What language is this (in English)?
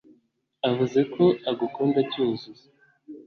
Kinyarwanda